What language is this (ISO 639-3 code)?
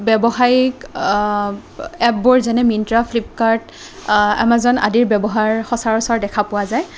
asm